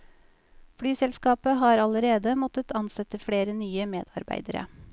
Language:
Norwegian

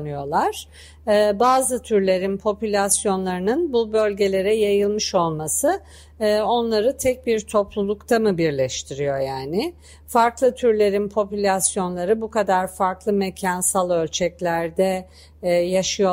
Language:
Turkish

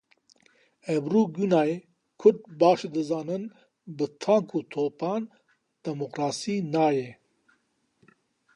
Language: Kurdish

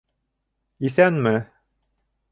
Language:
Bashkir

